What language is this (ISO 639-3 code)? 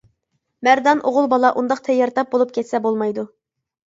uig